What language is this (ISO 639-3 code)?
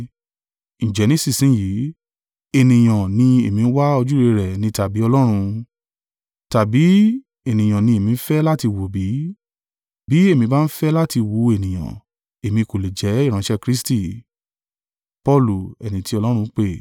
yor